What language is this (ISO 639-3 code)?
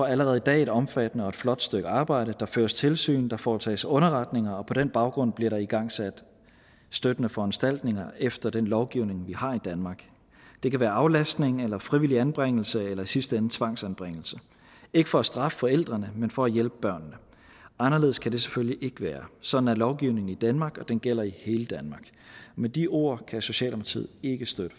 dan